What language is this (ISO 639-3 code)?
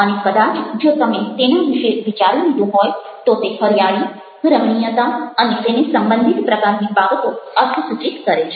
guj